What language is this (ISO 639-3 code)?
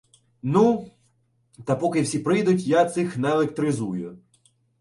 ukr